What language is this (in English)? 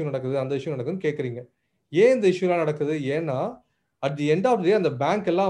Tamil